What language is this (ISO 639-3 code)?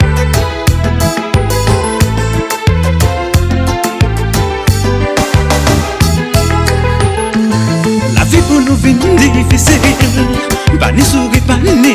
fra